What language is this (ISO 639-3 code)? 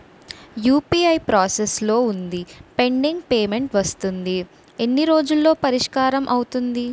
tel